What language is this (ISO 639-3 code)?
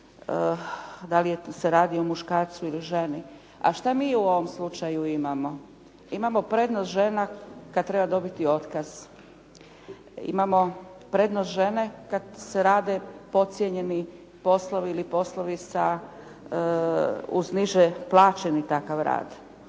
hrv